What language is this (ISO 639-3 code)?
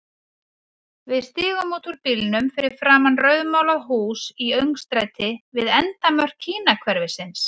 isl